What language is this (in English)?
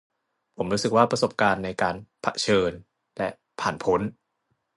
Thai